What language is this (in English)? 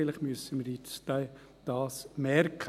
Swiss German